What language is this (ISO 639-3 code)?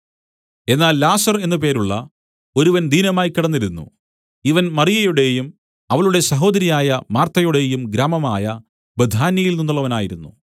mal